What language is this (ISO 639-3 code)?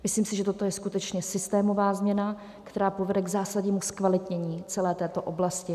ces